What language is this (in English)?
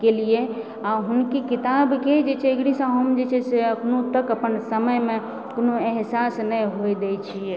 Maithili